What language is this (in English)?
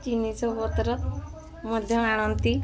Odia